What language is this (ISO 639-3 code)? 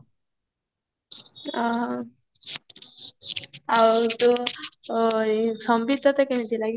ori